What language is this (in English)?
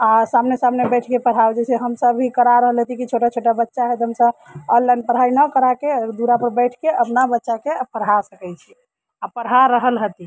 Maithili